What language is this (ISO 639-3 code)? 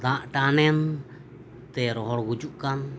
sat